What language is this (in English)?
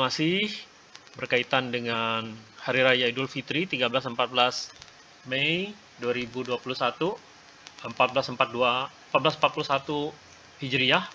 Indonesian